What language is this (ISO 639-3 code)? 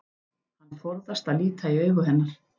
isl